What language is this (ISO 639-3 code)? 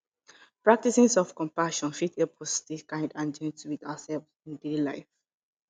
pcm